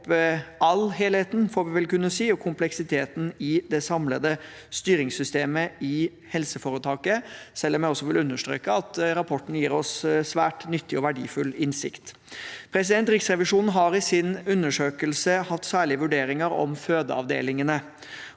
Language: Norwegian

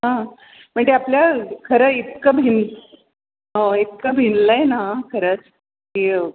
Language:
Marathi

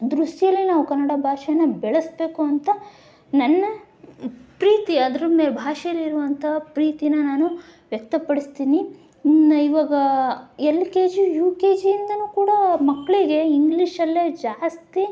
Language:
Kannada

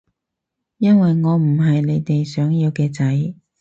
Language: Cantonese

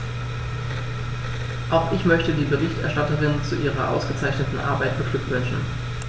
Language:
German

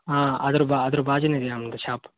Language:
Kannada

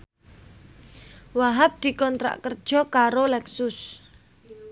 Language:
Javanese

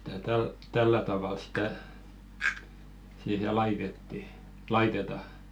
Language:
Finnish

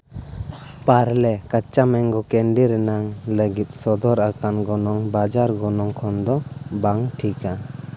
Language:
Santali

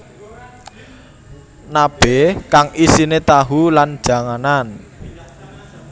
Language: Javanese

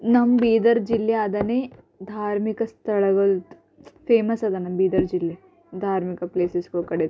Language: Kannada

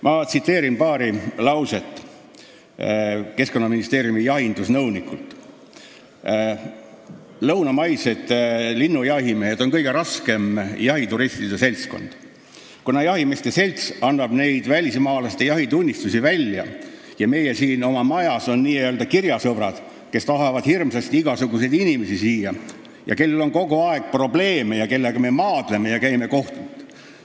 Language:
Estonian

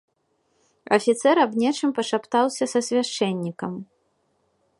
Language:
Belarusian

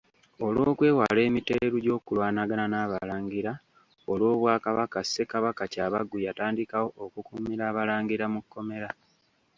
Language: Ganda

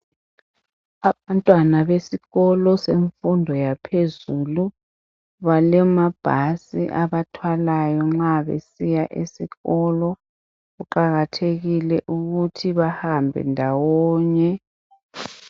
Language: North Ndebele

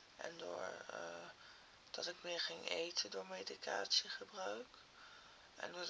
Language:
Dutch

